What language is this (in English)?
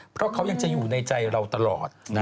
Thai